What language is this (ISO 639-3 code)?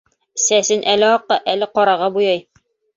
bak